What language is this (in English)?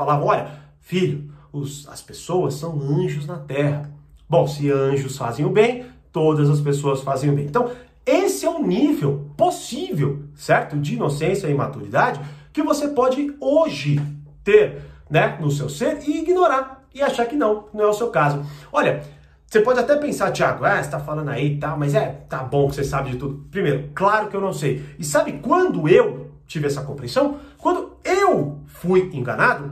Portuguese